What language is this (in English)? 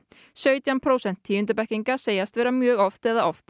Icelandic